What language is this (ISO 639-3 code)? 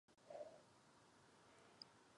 ces